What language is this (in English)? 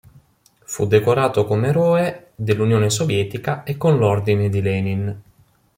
Italian